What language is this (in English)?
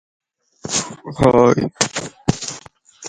English